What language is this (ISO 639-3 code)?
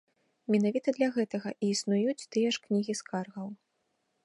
bel